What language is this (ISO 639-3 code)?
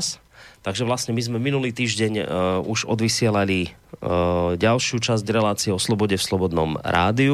slk